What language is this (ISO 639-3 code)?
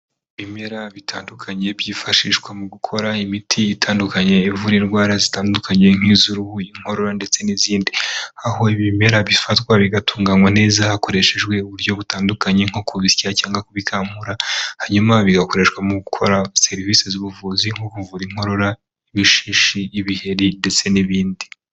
kin